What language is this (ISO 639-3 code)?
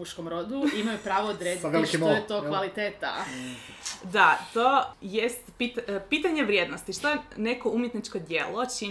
hrv